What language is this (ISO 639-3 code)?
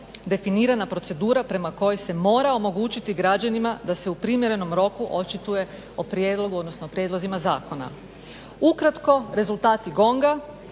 hrv